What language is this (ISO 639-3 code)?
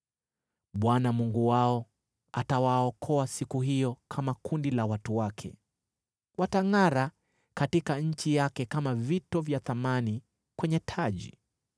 swa